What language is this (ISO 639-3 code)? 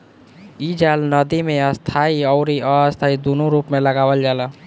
bho